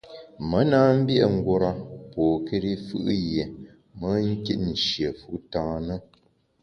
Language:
Bamun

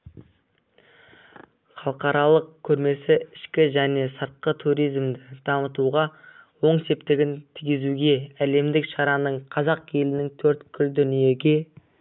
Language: Kazakh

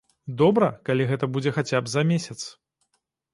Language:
Belarusian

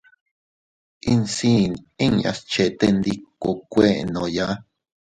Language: Teutila Cuicatec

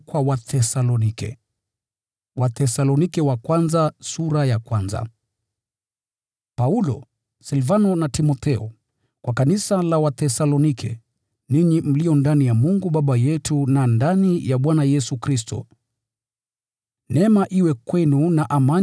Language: Swahili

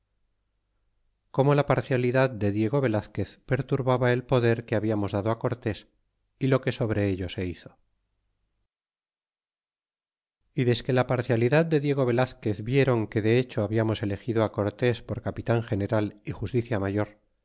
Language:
Spanish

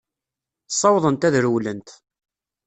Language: Kabyle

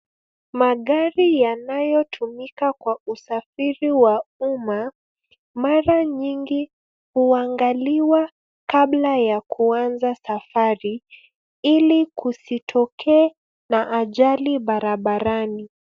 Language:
Swahili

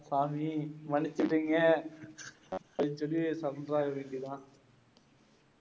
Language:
Tamil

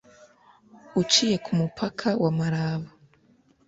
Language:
Kinyarwanda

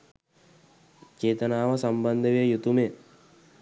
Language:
Sinhala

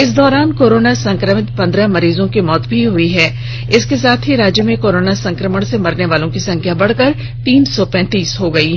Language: Hindi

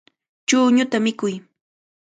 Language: Cajatambo North Lima Quechua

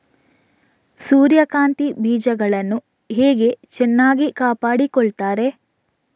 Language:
Kannada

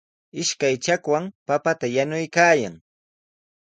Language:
Sihuas Ancash Quechua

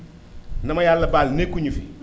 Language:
Wolof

